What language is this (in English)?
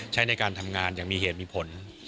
Thai